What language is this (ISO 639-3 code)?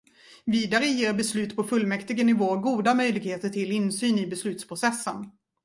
swe